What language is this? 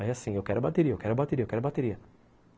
Portuguese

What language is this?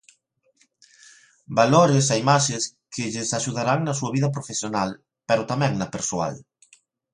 Galician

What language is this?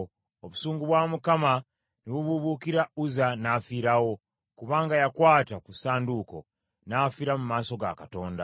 Ganda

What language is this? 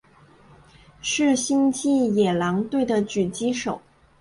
Chinese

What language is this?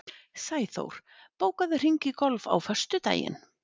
Icelandic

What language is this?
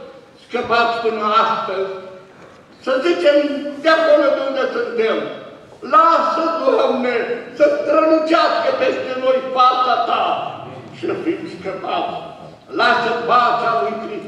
Romanian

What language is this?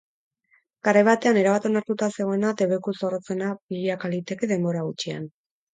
Basque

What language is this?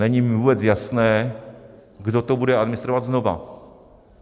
Czech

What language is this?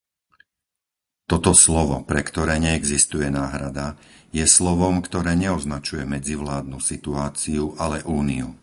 Slovak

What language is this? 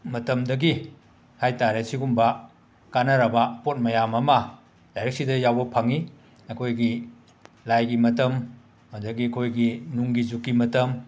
Manipuri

